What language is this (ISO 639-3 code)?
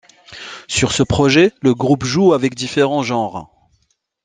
fra